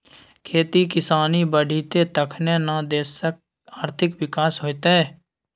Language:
Maithili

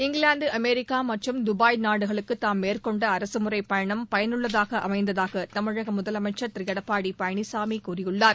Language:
Tamil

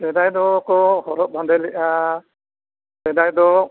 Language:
Santali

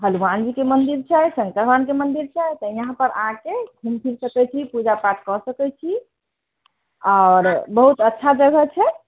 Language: Maithili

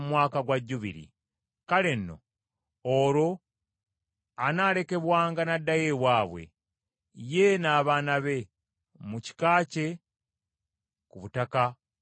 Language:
Ganda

